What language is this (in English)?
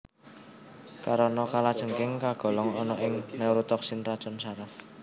Javanese